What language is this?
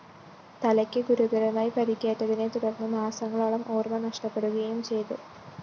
Malayalam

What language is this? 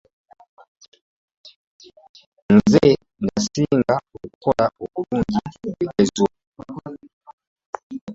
Ganda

